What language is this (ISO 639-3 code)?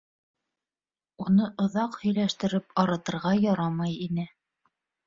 bak